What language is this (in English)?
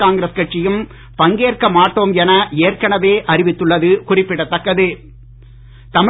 Tamil